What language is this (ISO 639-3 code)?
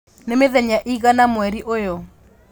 kik